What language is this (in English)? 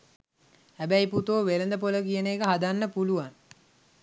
Sinhala